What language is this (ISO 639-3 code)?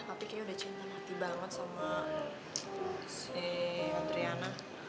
ind